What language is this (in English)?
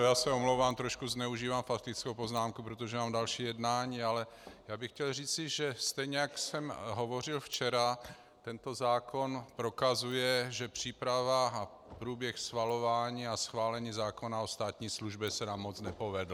Czech